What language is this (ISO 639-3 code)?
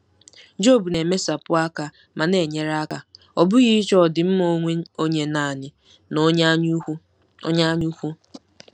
ibo